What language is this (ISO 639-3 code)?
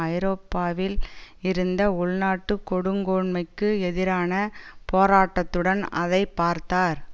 tam